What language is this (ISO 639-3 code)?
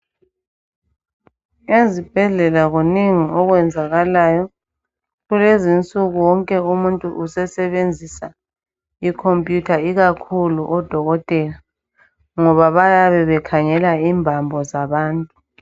nde